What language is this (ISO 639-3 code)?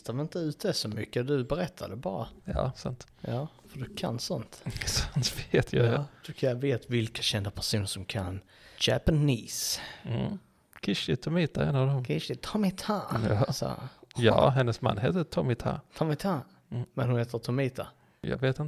swe